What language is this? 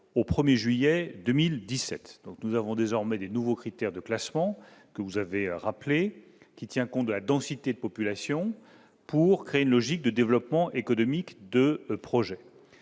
French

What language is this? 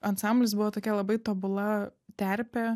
Lithuanian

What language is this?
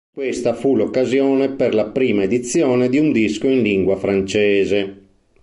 Italian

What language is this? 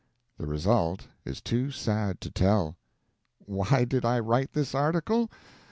English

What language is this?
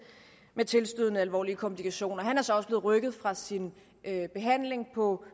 Danish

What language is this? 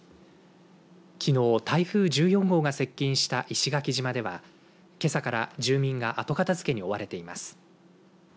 Japanese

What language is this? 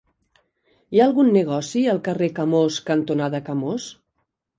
Catalan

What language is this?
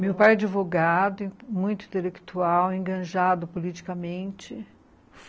Portuguese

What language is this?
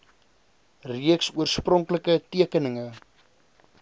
Afrikaans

